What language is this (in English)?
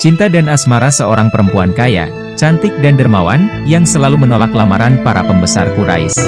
Indonesian